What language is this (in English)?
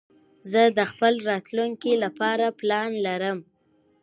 Pashto